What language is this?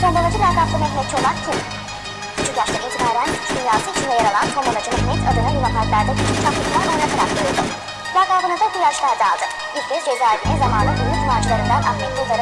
Turkish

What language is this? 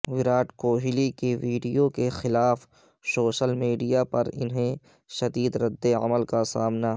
Urdu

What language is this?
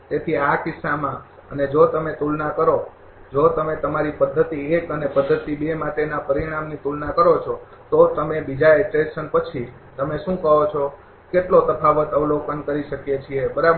Gujarati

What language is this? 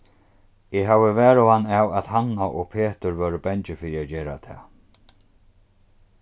Faroese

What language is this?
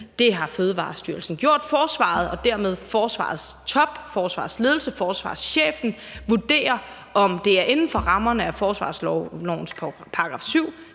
Danish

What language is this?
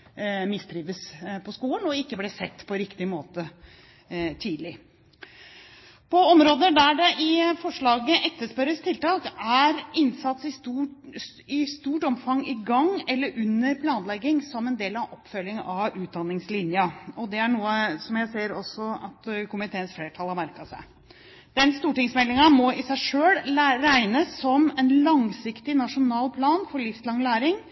Norwegian Bokmål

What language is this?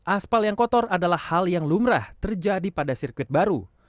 Indonesian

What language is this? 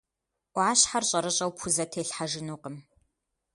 Kabardian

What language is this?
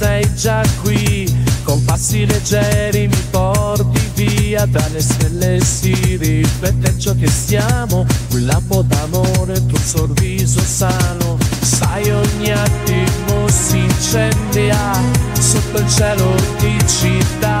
Italian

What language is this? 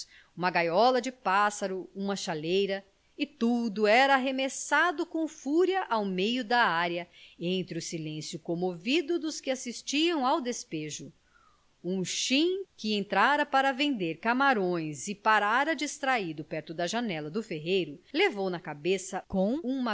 Portuguese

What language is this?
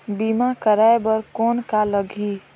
Chhattisgarhi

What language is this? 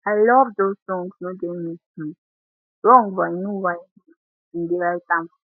Nigerian Pidgin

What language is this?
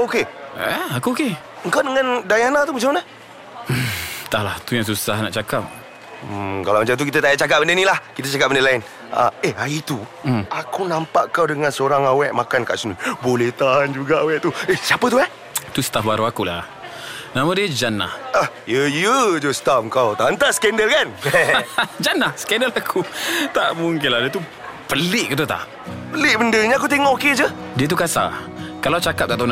Malay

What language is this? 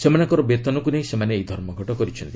Odia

